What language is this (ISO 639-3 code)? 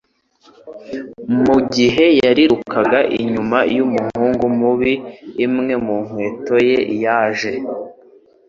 kin